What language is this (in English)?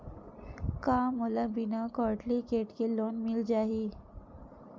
Chhattisgarhi